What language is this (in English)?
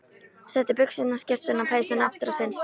Icelandic